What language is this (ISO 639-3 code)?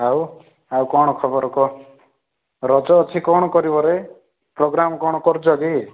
ori